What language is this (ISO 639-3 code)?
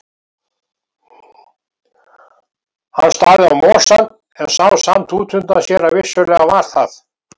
isl